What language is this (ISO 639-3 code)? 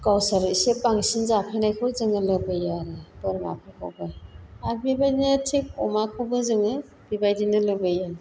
brx